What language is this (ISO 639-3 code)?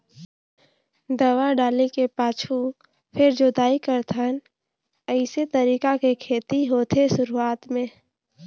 hne